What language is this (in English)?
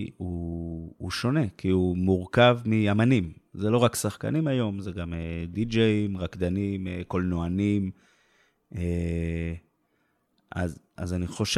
Hebrew